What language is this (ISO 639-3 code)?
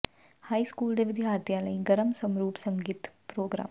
pan